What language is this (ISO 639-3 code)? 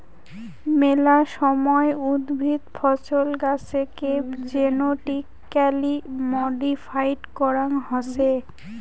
ben